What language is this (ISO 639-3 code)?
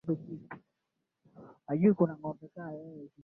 swa